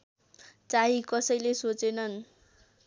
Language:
Nepali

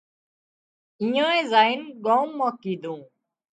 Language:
Wadiyara Koli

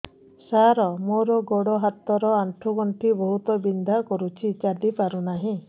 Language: Odia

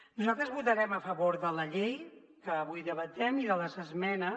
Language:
Catalan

